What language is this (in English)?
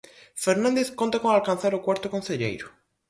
Galician